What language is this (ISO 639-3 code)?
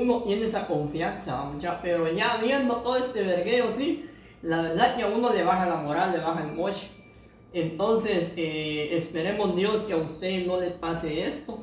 spa